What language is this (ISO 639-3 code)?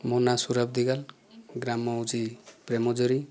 ori